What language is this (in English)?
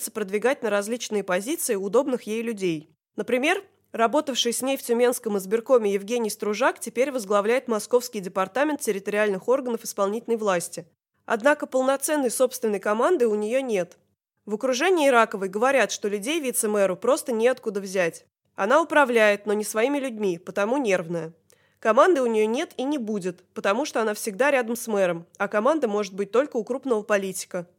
Russian